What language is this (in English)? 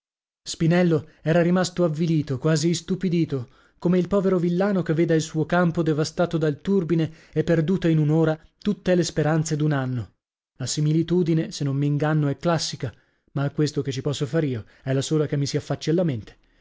Italian